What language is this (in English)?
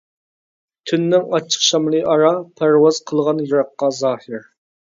Uyghur